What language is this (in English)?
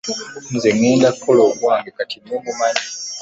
Ganda